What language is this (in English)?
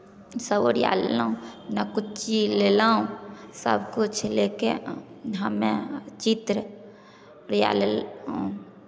Maithili